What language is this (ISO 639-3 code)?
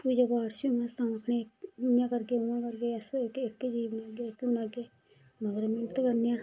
doi